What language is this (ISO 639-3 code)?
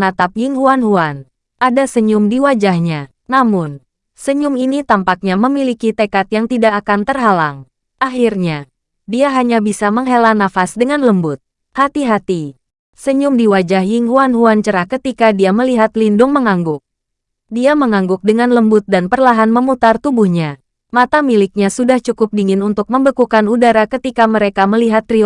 ind